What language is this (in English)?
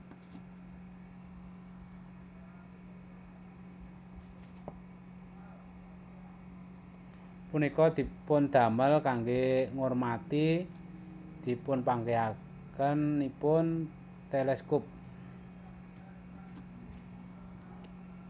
Javanese